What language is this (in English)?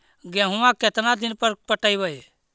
Magahi